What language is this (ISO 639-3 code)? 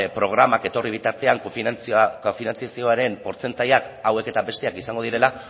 eus